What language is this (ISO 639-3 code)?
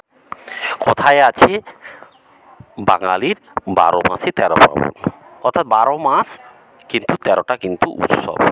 ben